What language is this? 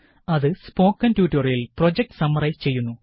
Malayalam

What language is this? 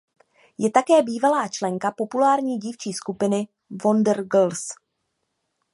Czech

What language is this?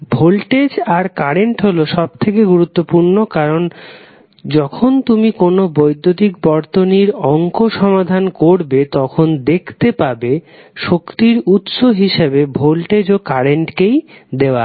Bangla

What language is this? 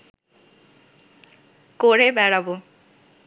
Bangla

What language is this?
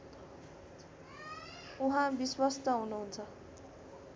Nepali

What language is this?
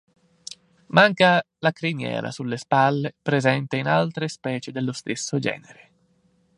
Italian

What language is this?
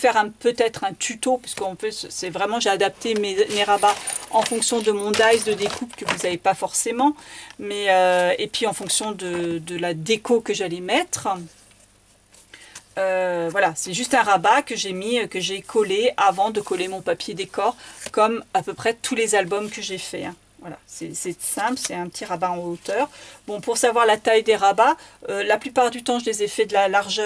French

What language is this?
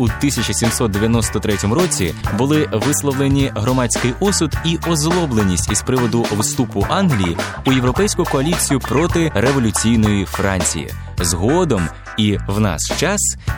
Ukrainian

